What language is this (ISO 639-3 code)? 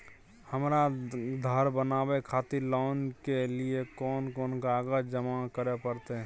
mai